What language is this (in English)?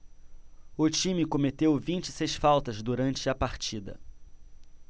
Portuguese